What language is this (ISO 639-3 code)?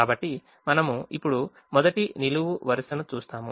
tel